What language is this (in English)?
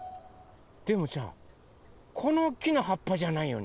Japanese